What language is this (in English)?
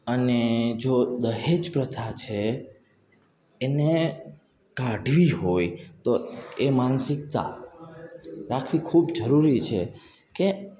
Gujarati